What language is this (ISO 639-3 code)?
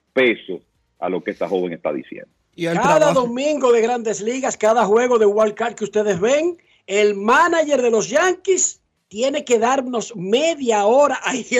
spa